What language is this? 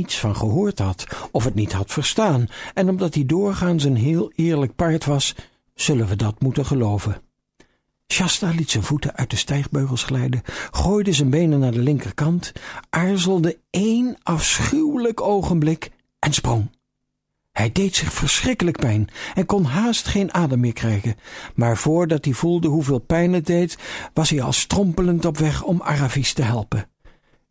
Dutch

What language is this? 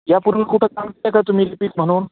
Marathi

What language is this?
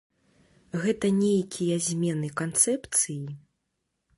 Belarusian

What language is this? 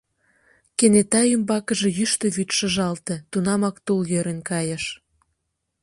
Mari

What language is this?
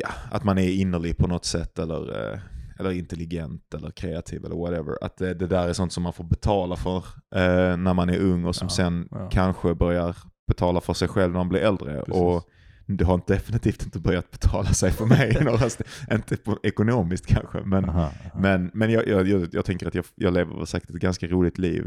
Swedish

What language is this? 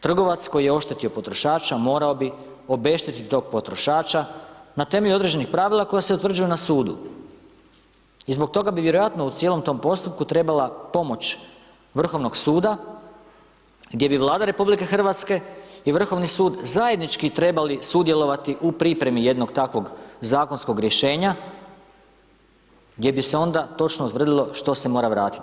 Croatian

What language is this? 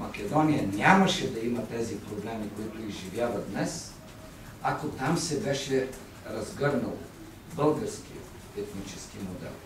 Bulgarian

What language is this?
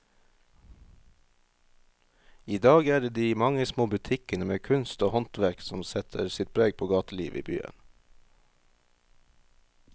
Norwegian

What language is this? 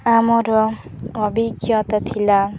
Odia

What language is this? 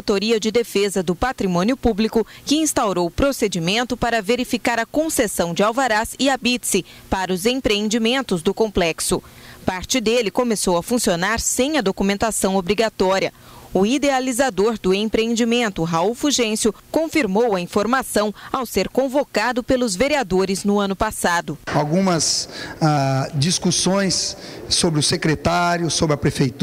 Portuguese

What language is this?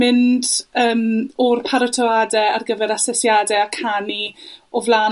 Welsh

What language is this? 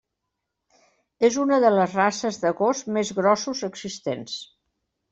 Catalan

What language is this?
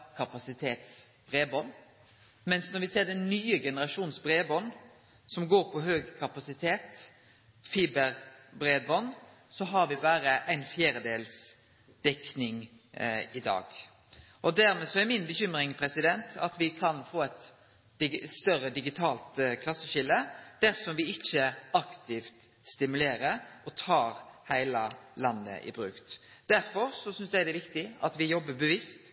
Norwegian Nynorsk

